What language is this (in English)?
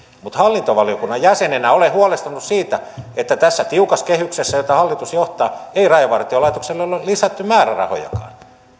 Finnish